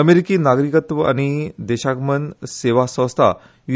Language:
Konkani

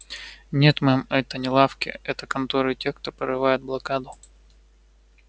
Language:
Russian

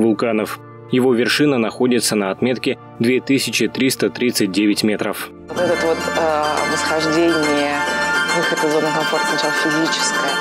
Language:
Russian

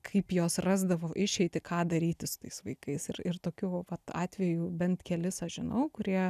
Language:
Lithuanian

